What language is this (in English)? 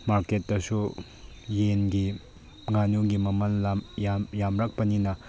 Manipuri